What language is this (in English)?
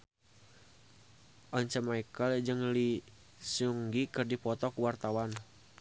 Sundanese